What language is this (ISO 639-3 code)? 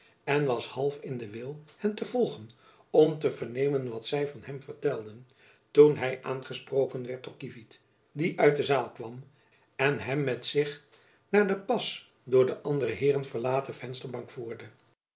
nld